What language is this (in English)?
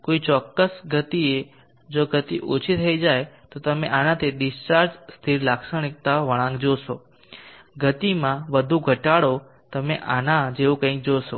Gujarati